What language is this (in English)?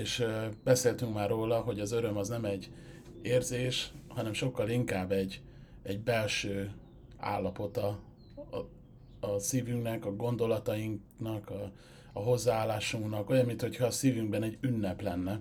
Hungarian